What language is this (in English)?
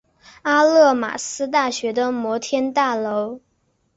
Chinese